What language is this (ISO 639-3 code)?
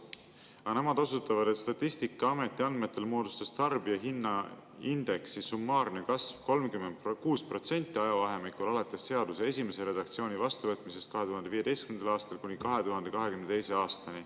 est